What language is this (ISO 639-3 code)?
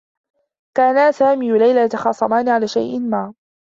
ara